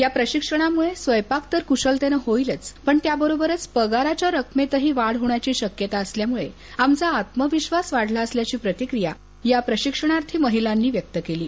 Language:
Marathi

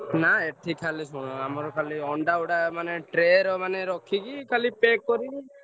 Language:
Odia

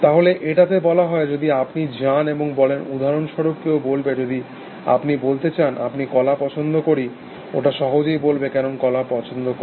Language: Bangla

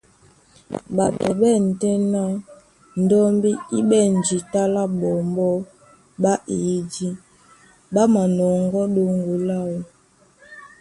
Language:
Duala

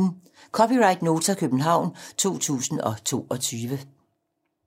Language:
Danish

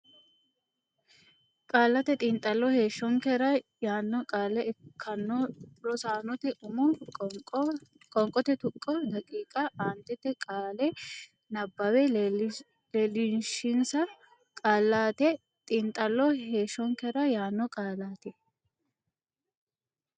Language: Sidamo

